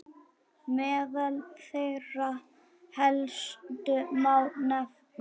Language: Icelandic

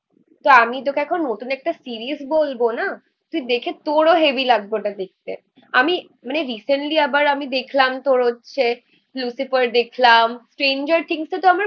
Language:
Bangla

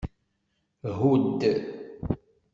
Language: Kabyle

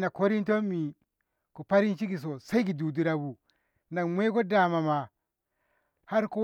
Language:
Ngamo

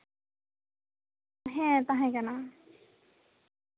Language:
Santali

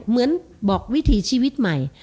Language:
Thai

